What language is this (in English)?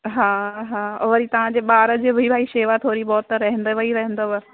Sindhi